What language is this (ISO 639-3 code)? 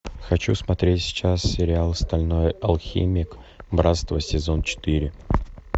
rus